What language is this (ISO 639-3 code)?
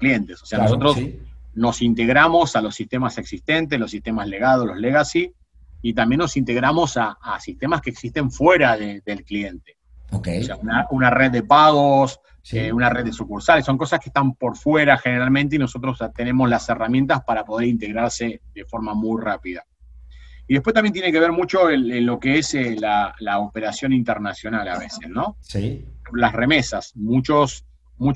spa